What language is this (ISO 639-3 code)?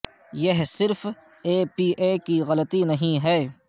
urd